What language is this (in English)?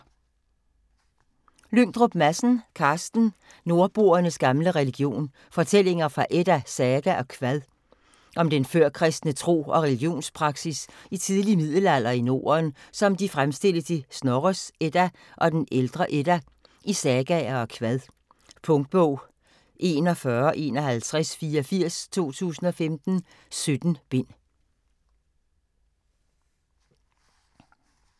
Danish